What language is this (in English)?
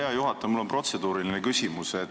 Estonian